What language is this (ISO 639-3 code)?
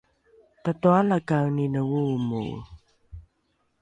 dru